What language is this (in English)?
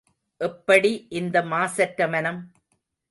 Tamil